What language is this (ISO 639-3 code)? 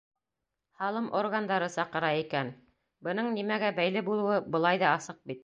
bak